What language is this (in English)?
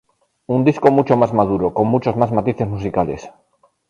Spanish